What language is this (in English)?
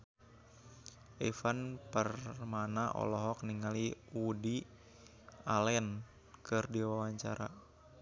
Sundanese